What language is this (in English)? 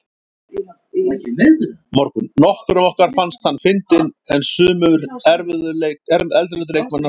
Icelandic